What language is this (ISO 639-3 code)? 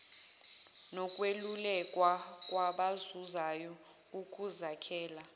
zul